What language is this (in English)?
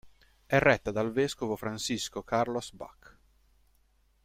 Italian